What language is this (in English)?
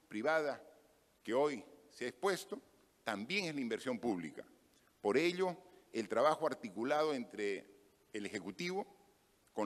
Spanish